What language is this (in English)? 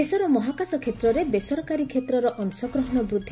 Odia